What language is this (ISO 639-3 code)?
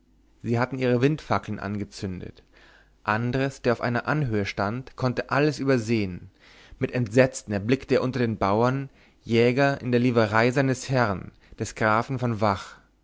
deu